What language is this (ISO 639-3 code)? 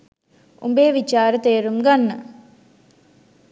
sin